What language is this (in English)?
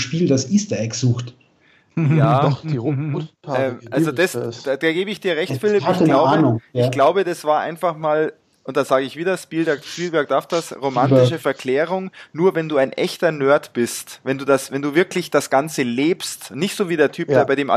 German